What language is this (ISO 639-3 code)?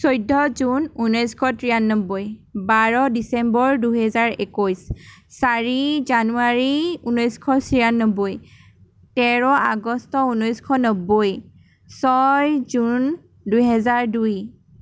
asm